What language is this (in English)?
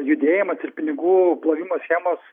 Lithuanian